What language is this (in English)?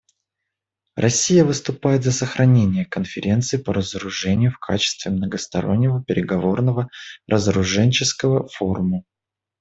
Russian